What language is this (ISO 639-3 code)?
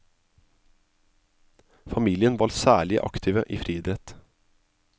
nor